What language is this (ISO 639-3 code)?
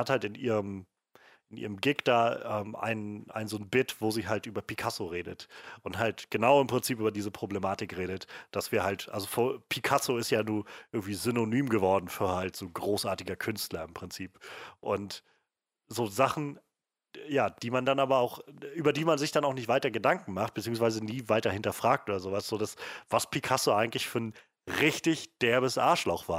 deu